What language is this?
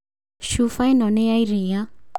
Kikuyu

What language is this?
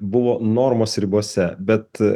Lithuanian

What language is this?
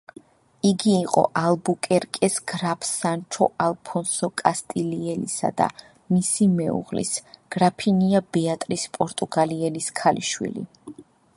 Georgian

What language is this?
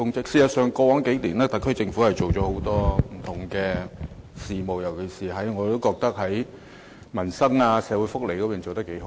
Cantonese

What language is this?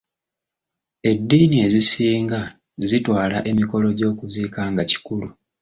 Ganda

